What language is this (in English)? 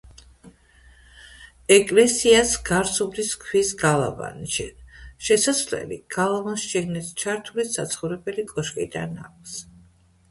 Georgian